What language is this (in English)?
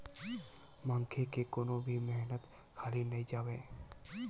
Chhattisgarhi